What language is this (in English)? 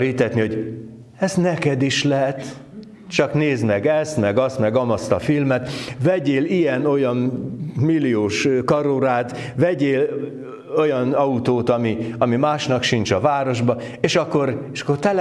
Hungarian